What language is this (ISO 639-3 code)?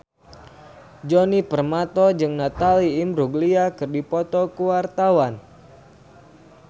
sun